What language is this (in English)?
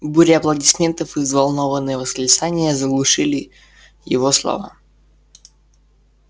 Russian